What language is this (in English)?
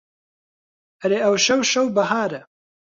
Central Kurdish